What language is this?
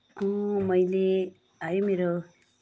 Nepali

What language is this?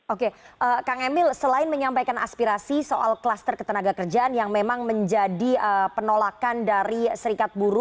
Indonesian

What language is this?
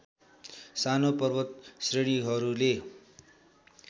Nepali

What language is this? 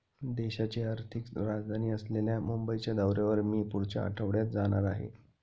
Marathi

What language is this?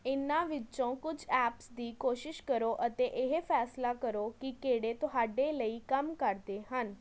Punjabi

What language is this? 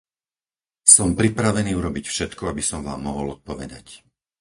Slovak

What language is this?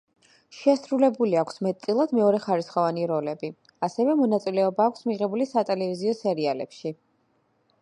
Georgian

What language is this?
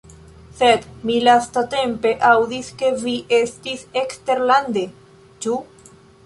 Esperanto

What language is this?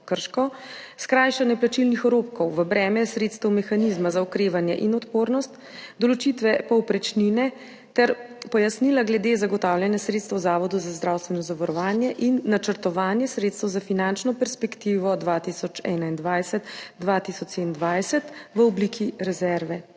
Slovenian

